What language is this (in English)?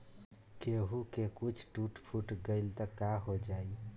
Bhojpuri